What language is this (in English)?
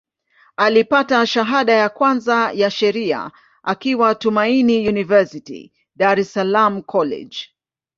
Swahili